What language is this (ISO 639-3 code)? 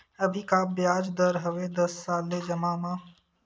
hne